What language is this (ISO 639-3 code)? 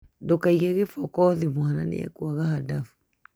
kik